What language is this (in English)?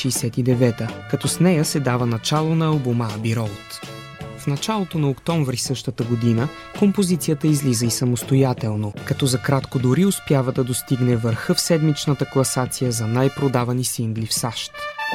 Bulgarian